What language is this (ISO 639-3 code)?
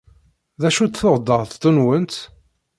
kab